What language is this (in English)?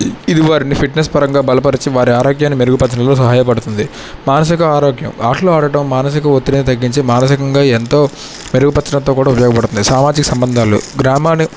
Telugu